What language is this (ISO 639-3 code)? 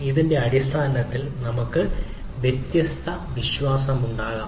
mal